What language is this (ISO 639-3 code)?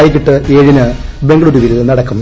mal